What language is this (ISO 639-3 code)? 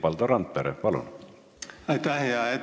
est